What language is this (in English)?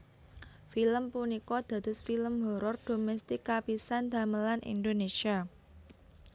Javanese